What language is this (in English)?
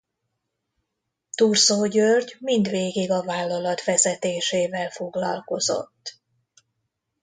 Hungarian